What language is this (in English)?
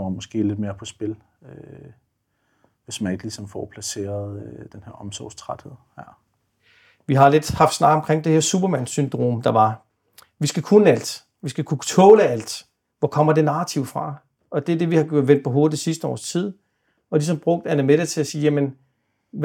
Danish